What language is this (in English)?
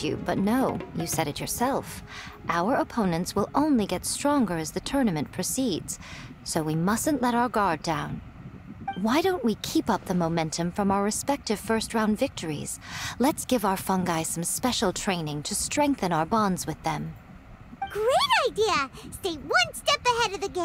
English